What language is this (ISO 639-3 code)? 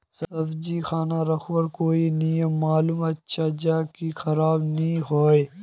mag